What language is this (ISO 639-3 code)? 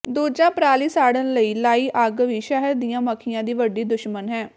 pan